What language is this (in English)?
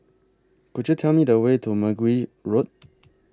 English